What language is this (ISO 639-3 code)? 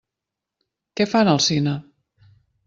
cat